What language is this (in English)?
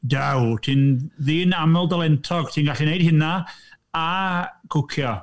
Welsh